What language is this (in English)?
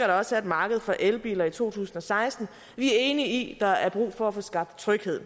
Danish